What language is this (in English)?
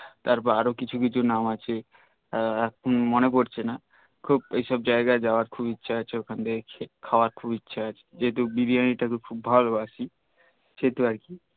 Bangla